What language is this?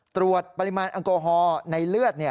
Thai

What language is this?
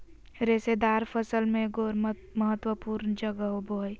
Magahi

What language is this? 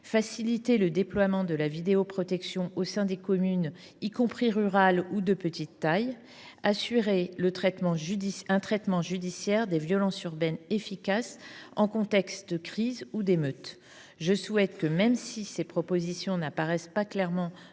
French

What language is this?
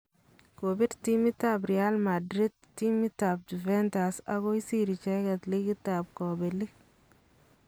Kalenjin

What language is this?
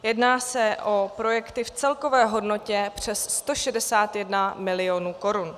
Czech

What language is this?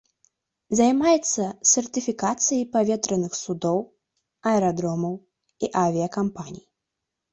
Belarusian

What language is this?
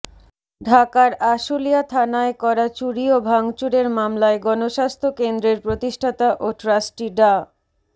Bangla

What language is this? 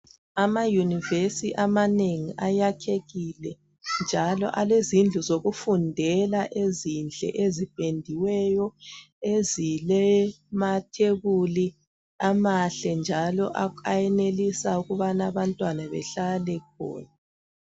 North Ndebele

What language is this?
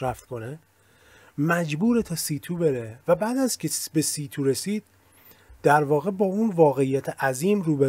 Persian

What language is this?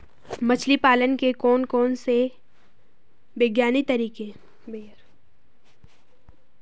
Hindi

